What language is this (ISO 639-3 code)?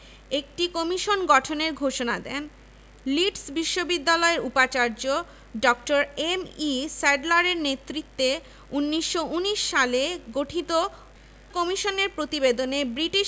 ben